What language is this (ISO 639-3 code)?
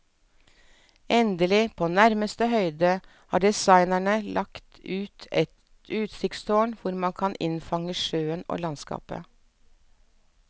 nor